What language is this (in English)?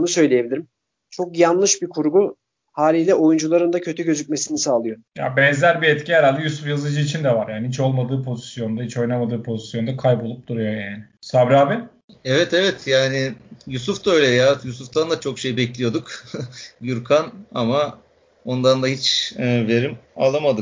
Turkish